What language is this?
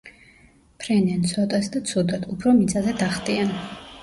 Georgian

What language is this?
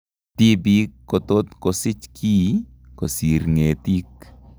Kalenjin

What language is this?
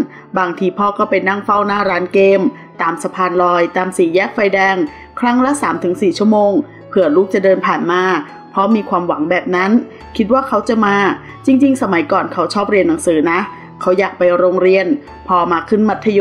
Thai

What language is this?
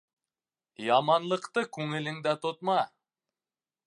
Bashkir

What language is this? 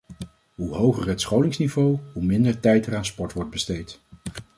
Dutch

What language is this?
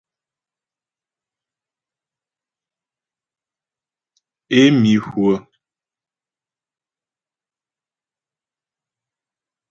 Ghomala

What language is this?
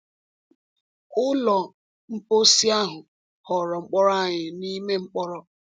Igbo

